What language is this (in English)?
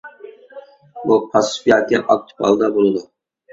Uyghur